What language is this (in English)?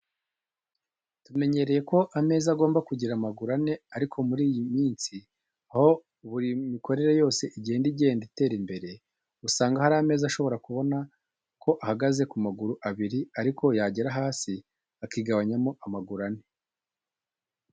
Kinyarwanda